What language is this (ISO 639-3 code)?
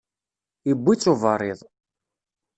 kab